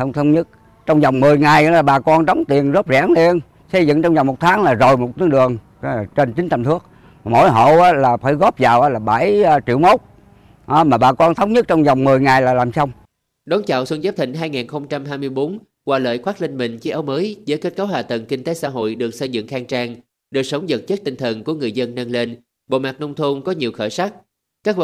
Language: Vietnamese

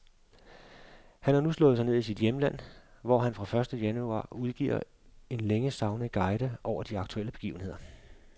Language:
Danish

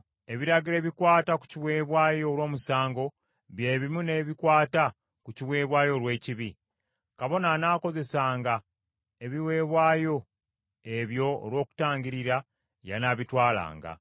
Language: Ganda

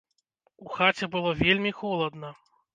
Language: Belarusian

